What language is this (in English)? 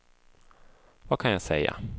Swedish